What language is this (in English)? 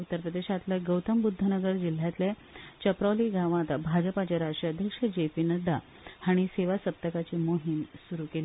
Konkani